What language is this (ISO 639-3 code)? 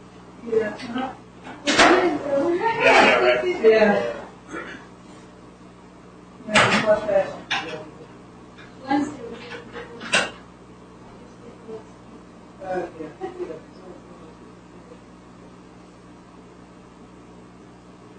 eng